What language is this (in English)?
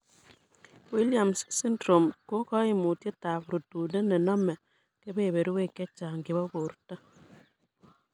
Kalenjin